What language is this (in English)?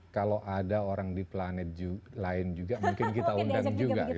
Indonesian